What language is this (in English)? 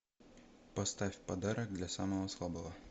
Russian